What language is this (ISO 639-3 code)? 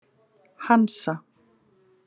isl